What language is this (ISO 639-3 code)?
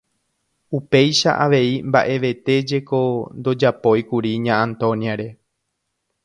grn